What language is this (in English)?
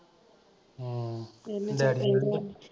Punjabi